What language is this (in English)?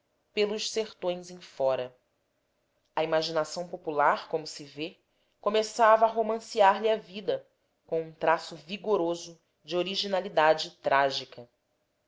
Portuguese